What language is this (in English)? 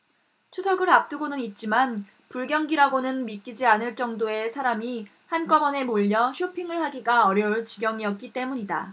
Korean